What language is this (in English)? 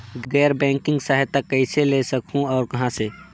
Chhattisgarhi